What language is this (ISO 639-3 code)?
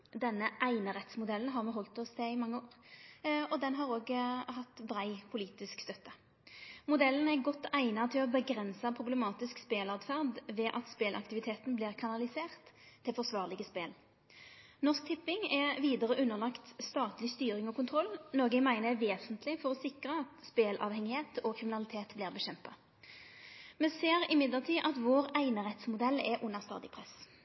nno